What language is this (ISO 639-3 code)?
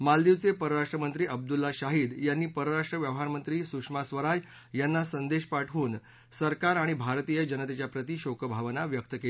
mar